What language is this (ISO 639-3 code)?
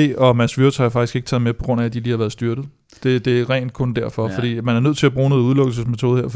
dan